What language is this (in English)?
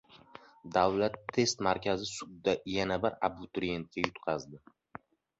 Uzbek